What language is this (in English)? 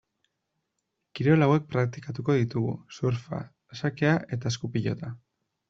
Basque